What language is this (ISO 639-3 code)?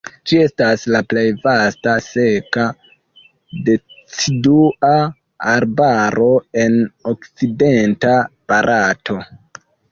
epo